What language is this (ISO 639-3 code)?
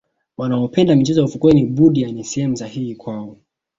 swa